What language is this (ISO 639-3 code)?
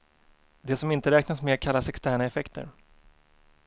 swe